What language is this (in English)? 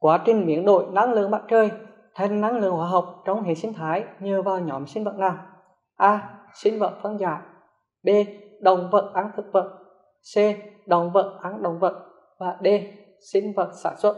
Vietnamese